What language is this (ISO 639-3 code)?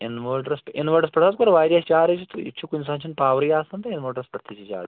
kas